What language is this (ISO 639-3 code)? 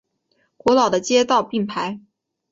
zho